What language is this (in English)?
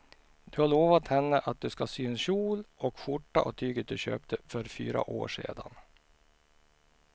Swedish